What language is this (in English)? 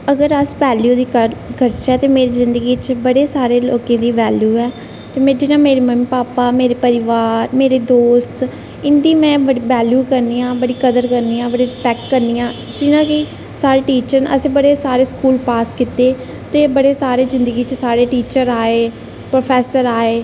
Dogri